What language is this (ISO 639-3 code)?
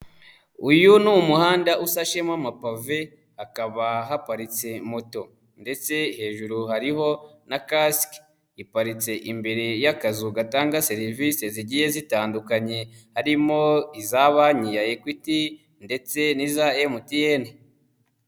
kin